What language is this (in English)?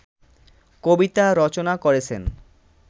Bangla